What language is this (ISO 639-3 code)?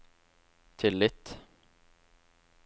nor